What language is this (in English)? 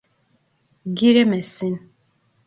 Turkish